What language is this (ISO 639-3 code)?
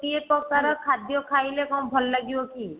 ori